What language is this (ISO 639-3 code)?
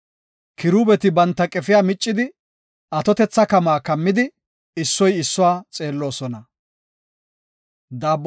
gof